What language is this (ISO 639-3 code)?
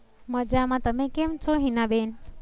guj